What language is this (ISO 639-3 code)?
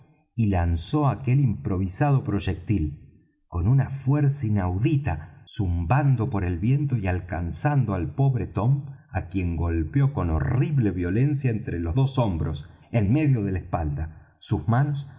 spa